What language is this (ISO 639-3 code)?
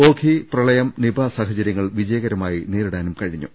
mal